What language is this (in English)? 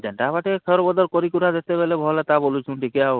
Odia